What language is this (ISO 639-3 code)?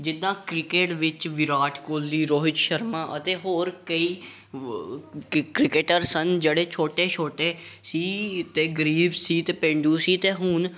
pan